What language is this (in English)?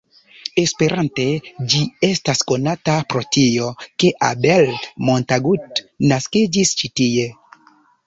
Esperanto